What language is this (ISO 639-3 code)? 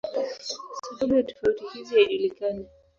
swa